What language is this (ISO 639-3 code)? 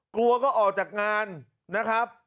tha